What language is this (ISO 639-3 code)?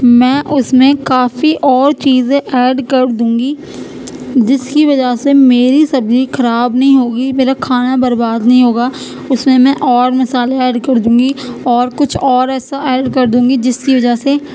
urd